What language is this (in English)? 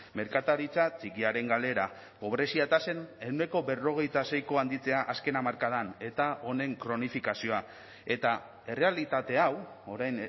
Basque